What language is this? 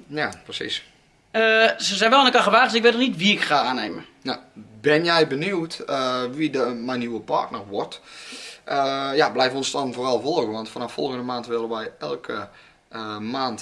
Dutch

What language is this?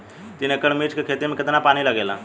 Bhojpuri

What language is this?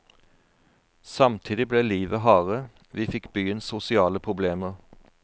Norwegian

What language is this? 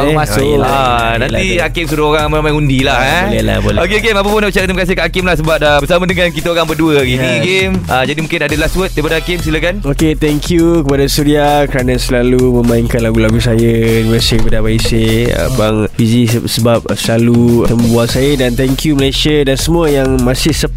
Malay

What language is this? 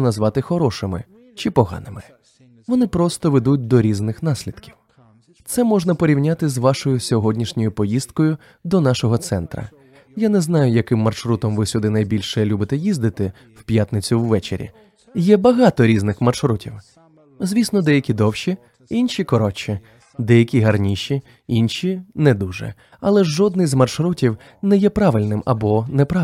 Ukrainian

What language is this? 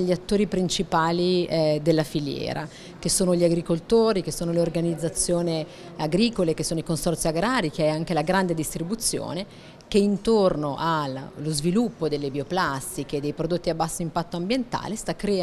Italian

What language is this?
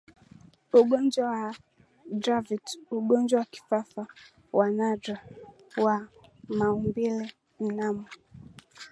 Swahili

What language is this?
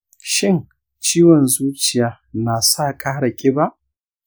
Hausa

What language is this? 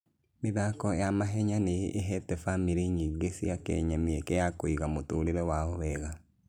Kikuyu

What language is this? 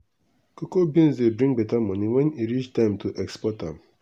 Nigerian Pidgin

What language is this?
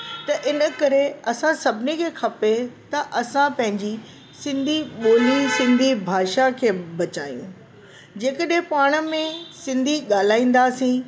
Sindhi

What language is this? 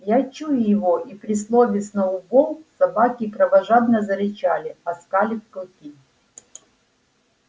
Russian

